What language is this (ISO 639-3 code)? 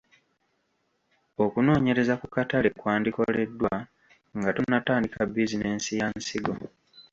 lug